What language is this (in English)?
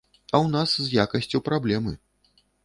Belarusian